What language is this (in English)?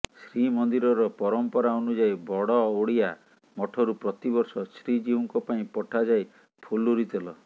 Odia